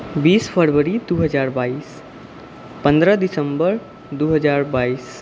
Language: Maithili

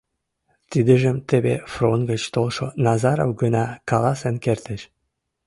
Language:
Mari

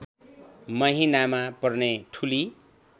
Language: Nepali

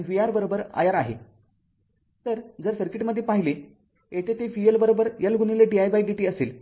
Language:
Marathi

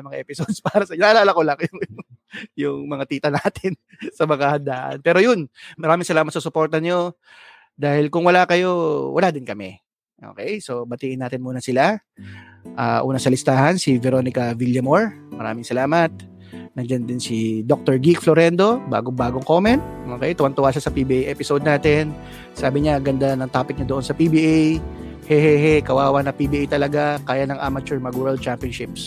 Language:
Filipino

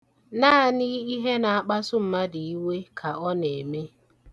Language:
Igbo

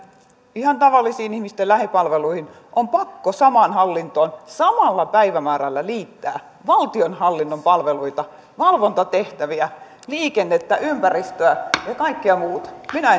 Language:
Finnish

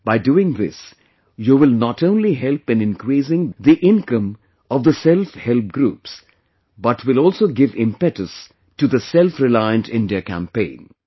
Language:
English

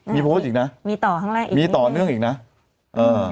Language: Thai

